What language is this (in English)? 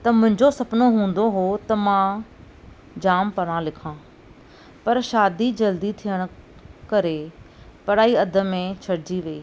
Sindhi